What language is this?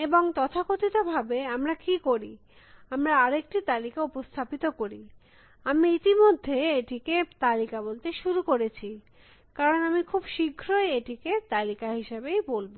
Bangla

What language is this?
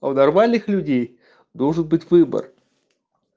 Russian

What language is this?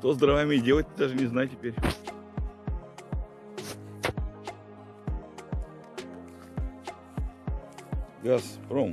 Russian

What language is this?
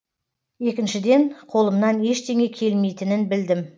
Kazakh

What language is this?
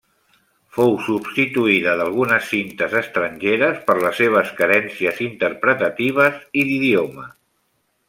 Catalan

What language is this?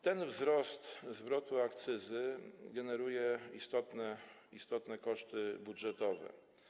Polish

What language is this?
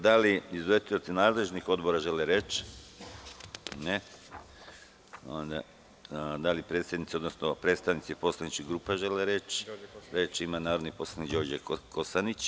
Serbian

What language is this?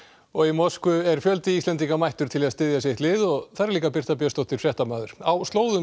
Icelandic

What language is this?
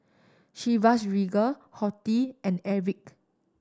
English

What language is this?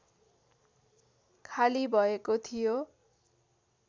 Nepali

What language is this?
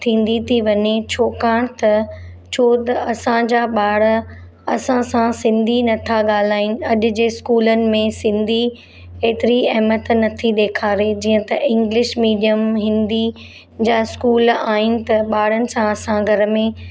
Sindhi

